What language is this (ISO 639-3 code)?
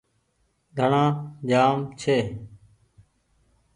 gig